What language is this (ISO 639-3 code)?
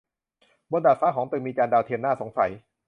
tha